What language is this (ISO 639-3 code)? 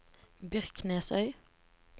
nor